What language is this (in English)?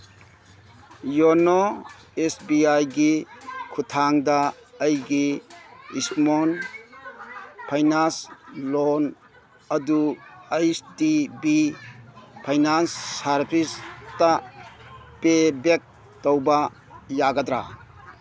Manipuri